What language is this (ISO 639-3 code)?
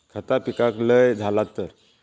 mar